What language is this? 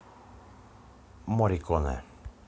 Russian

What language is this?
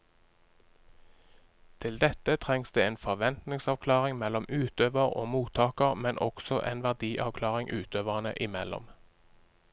Norwegian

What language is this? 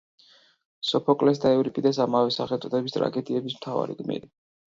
Georgian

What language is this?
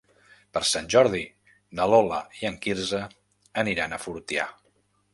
Catalan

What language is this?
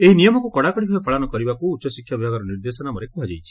Odia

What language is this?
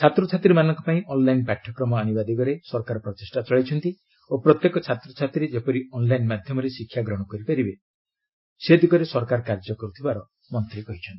Odia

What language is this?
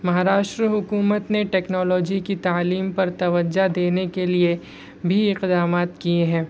Urdu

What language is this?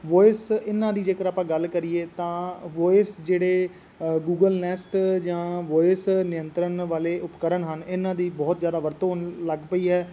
Punjabi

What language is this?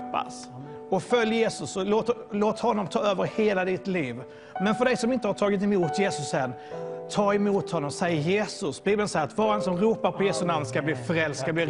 Swedish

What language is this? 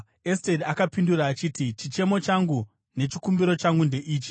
Shona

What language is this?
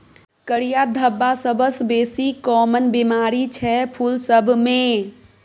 Maithili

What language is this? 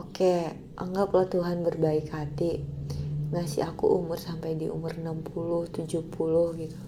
Indonesian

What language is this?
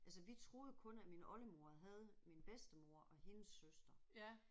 Danish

